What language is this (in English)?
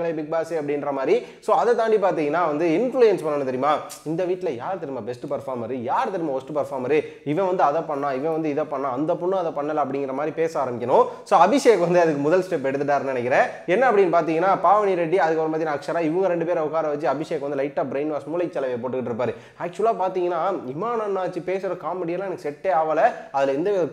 Dutch